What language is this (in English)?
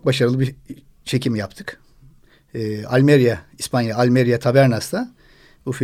Turkish